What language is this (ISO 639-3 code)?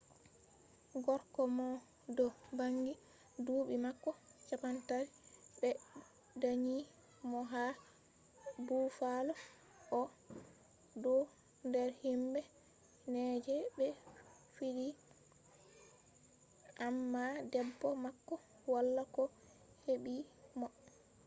ful